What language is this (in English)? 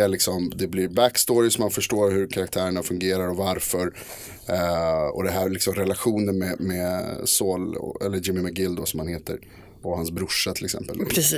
Swedish